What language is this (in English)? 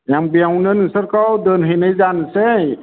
Bodo